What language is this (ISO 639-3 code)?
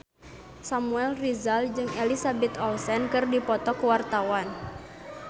sun